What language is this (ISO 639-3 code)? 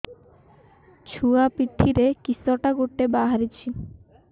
ori